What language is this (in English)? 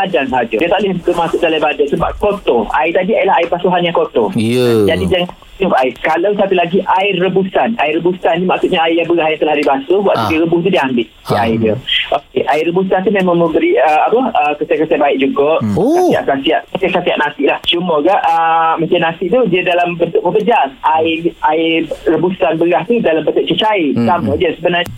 Malay